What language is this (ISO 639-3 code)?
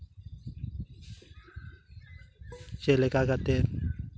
sat